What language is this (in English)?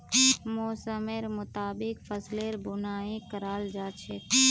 Magahi